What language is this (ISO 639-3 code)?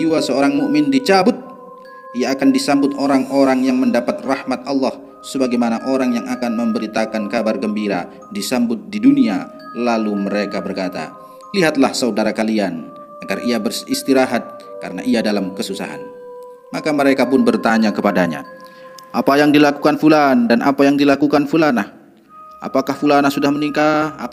ind